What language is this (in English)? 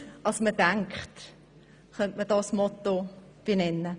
Swiss German